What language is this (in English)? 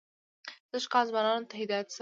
Pashto